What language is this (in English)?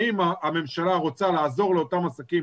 Hebrew